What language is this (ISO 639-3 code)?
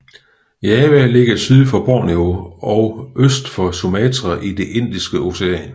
dan